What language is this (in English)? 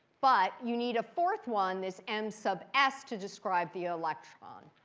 English